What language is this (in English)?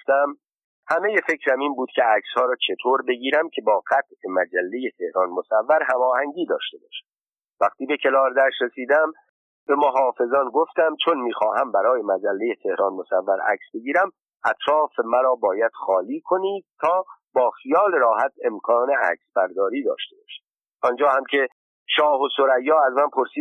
Persian